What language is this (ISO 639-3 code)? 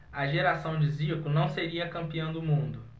por